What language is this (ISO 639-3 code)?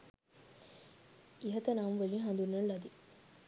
sin